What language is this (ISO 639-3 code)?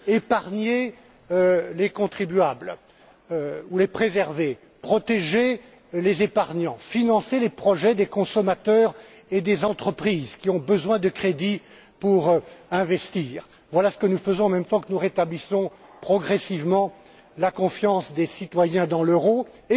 fra